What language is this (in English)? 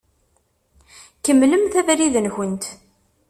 Kabyle